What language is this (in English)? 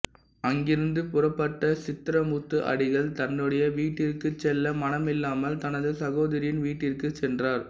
Tamil